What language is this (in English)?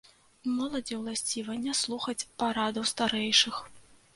Belarusian